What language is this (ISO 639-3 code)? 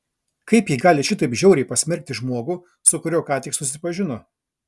lit